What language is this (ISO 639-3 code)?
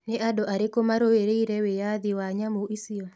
kik